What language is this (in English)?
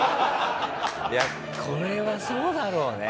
Japanese